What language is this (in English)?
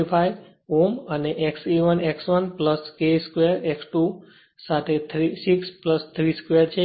Gujarati